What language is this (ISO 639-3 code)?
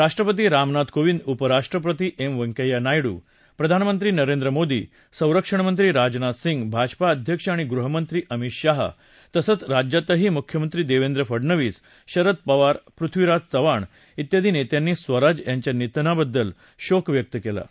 mar